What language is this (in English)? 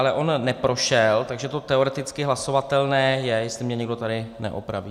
Czech